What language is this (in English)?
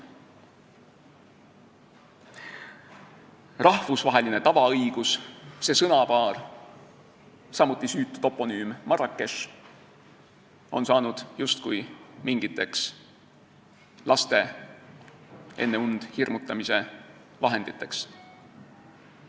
Estonian